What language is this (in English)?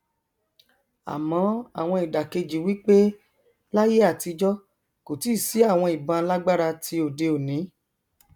Yoruba